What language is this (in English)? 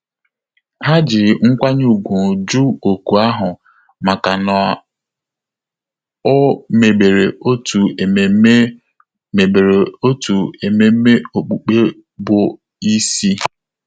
Igbo